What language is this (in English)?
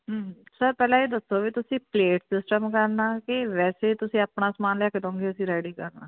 Punjabi